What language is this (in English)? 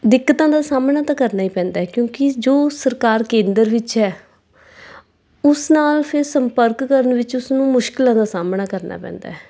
Punjabi